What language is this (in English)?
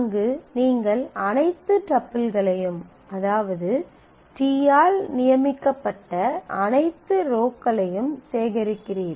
Tamil